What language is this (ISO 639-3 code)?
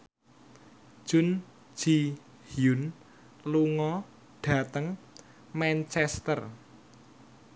jav